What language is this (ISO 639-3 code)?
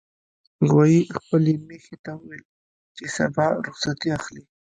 pus